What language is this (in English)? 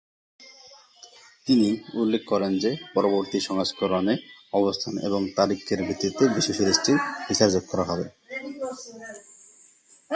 Bangla